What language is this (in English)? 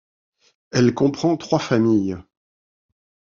French